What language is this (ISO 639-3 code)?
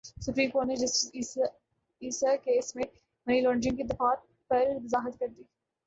urd